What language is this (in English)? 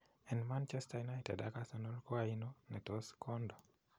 Kalenjin